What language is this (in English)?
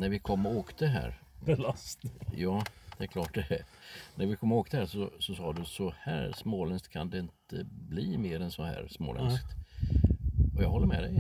Swedish